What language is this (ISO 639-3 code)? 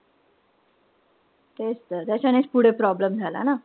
mar